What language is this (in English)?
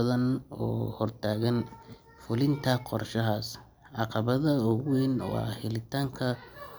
Somali